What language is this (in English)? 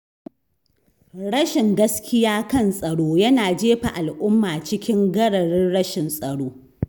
Hausa